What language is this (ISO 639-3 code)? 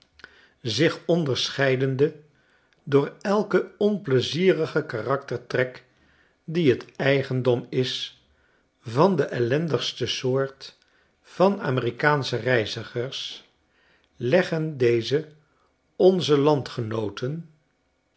nld